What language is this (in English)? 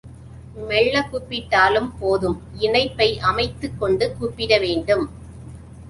Tamil